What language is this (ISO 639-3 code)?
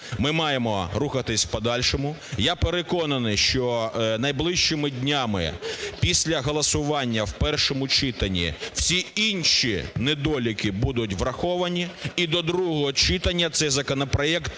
ukr